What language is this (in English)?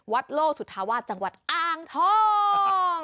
Thai